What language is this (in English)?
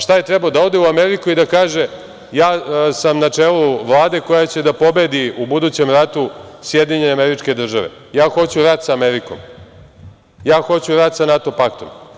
Serbian